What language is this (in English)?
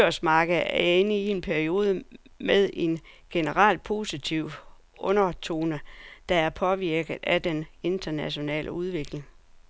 Danish